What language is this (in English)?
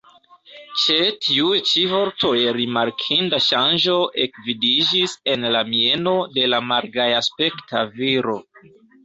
Esperanto